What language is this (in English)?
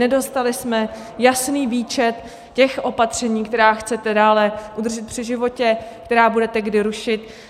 Czech